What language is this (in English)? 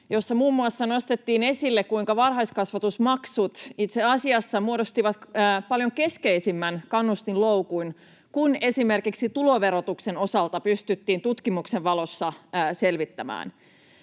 Finnish